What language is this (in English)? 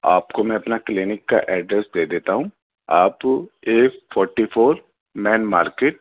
Urdu